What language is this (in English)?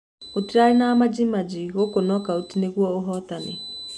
Kikuyu